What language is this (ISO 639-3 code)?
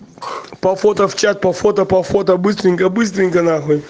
rus